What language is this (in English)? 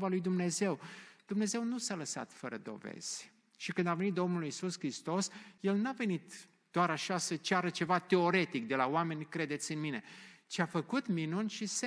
Romanian